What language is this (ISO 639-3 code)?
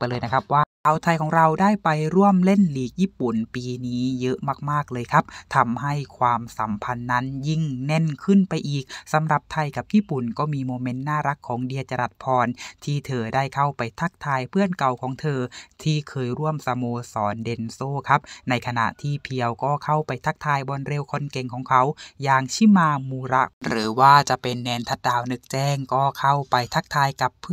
tha